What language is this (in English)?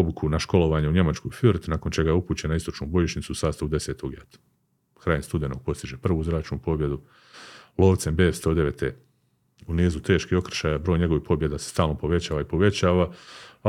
Croatian